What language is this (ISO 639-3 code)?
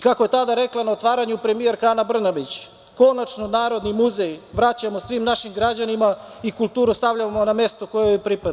srp